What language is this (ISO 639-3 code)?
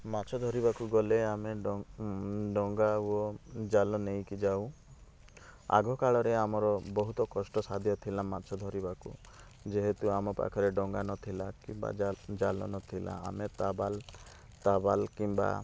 ori